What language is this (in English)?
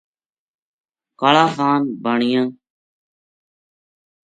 Gujari